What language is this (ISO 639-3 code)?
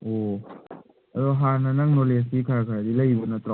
mni